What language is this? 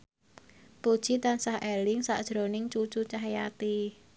Javanese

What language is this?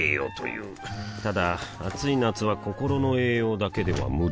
Japanese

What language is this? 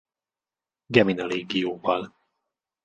Hungarian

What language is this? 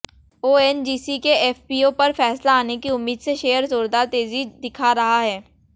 Hindi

